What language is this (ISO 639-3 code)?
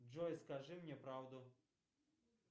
rus